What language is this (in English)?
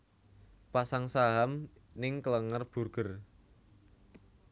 Javanese